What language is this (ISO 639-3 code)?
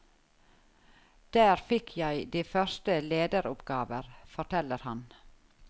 nor